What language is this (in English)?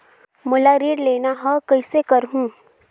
Chhattisgarhi